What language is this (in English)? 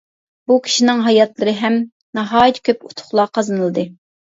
Uyghur